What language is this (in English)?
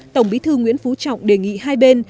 Vietnamese